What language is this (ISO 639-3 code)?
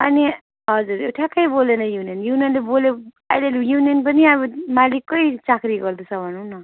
nep